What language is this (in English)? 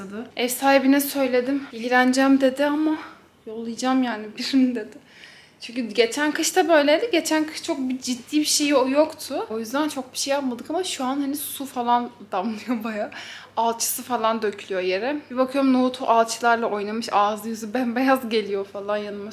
Turkish